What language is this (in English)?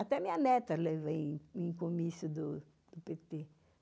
Portuguese